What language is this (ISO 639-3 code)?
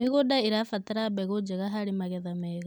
kik